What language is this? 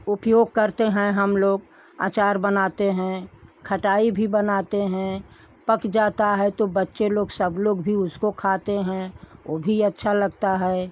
Hindi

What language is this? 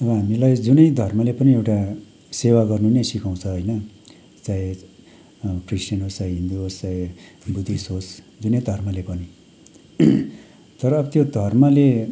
Nepali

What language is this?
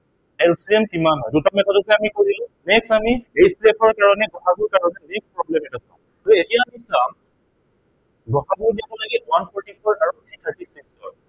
Assamese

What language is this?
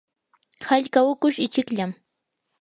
Yanahuanca Pasco Quechua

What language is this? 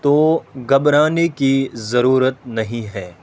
Urdu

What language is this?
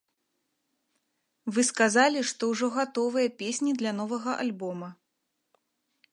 Belarusian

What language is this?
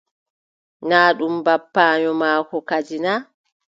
Adamawa Fulfulde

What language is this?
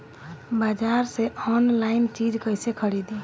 Bhojpuri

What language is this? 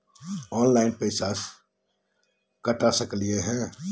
Magahi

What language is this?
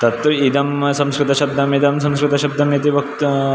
Sanskrit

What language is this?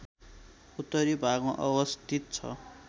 Nepali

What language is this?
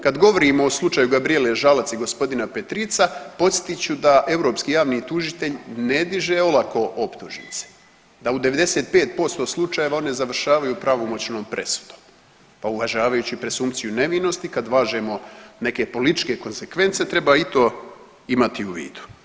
Croatian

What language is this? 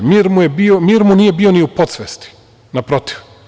Serbian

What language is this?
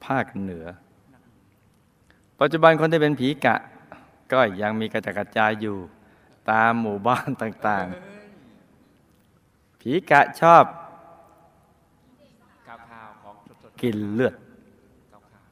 Thai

